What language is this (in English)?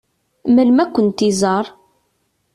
Kabyle